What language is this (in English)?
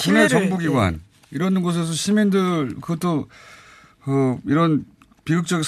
Korean